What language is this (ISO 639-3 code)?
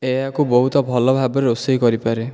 ori